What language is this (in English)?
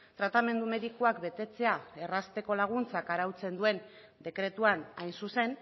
Basque